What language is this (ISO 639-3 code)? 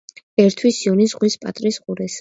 kat